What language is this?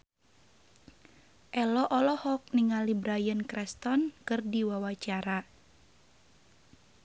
Sundanese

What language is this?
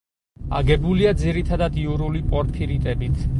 Georgian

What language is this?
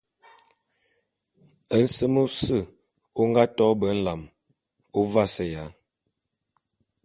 Bulu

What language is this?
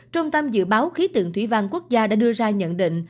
Vietnamese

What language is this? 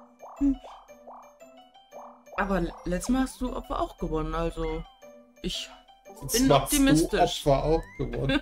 German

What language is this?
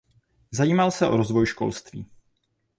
Czech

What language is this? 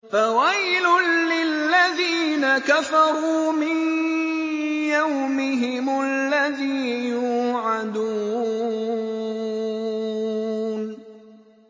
Arabic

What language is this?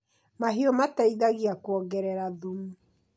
Kikuyu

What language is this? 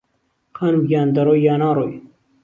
Central Kurdish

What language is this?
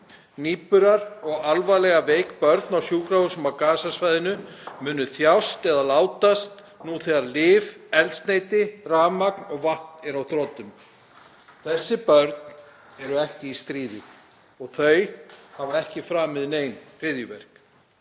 Icelandic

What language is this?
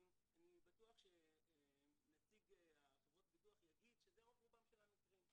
Hebrew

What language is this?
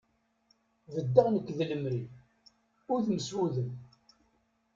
Kabyle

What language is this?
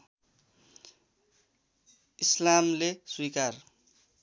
Nepali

